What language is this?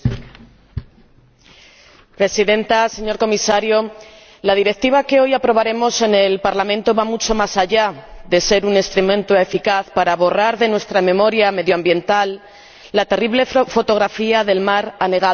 Spanish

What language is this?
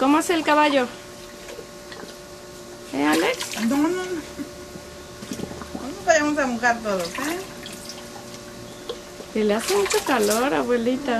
Spanish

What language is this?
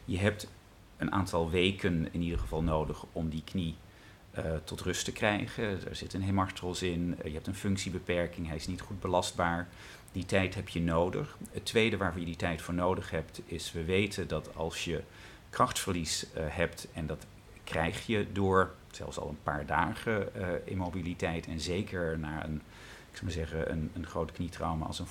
Dutch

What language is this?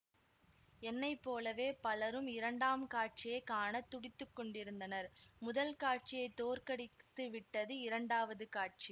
Tamil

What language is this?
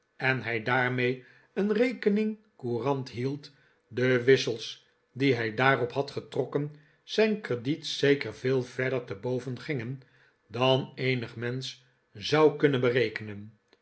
Dutch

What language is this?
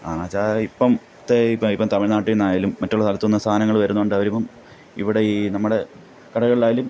Malayalam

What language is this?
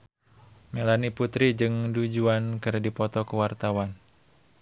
Sundanese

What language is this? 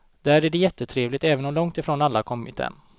Swedish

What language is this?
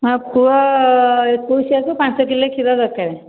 Odia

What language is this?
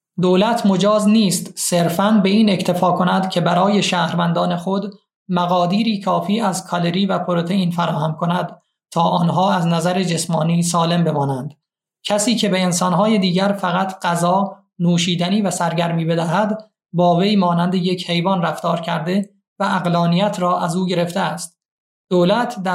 Persian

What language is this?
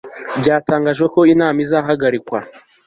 Kinyarwanda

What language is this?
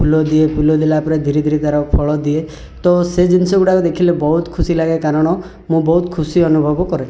Odia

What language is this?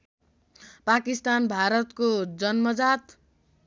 Nepali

